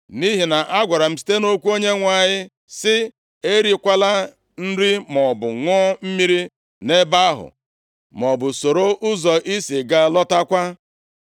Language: Igbo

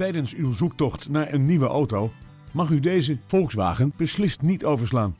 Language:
Dutch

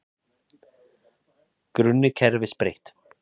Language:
Icelandic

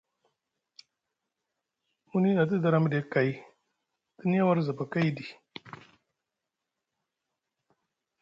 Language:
Musgu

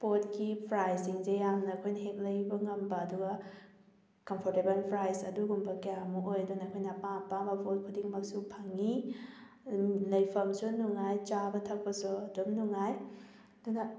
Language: Manipuri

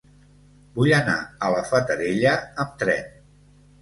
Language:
Catalan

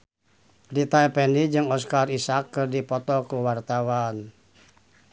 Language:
Sundanese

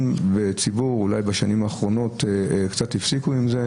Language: Hebrew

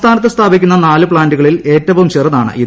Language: Malayalam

